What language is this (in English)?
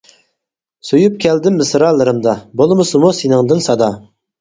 Uyghur